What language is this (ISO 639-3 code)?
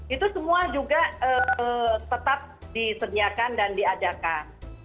ind